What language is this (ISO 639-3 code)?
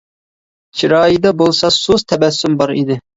uig